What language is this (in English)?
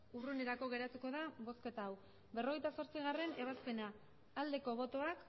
Basque